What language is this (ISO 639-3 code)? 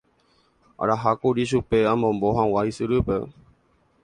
grn